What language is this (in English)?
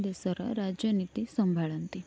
Odia